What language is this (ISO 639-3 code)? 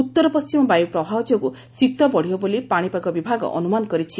ori